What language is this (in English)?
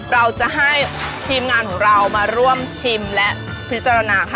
Thai